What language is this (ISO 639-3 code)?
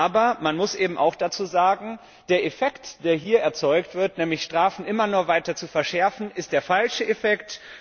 deu